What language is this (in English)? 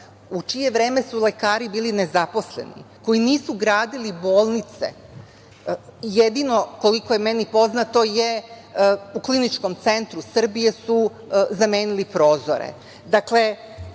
Serbian